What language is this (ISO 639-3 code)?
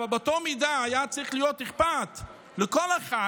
heb